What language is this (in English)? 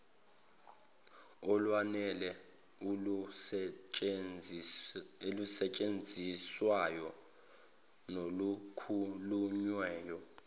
Zulu